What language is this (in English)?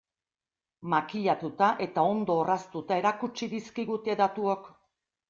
Basque